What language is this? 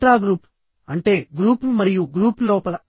Telugu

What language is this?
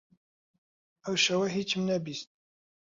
Central Kurdish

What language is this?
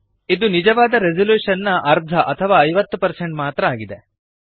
Kannada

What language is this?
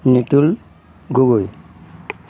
Assamese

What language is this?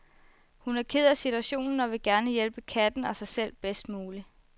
Danish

